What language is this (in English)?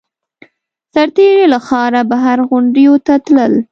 Pashto